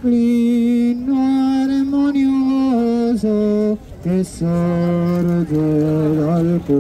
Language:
Italian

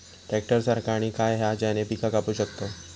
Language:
Marathi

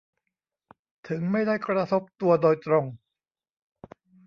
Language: Thai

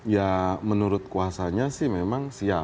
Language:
Indonesian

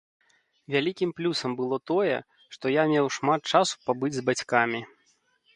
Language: Belarusian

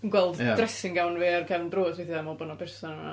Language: Welsh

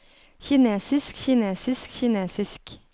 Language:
Norwegian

